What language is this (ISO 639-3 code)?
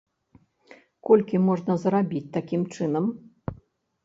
bel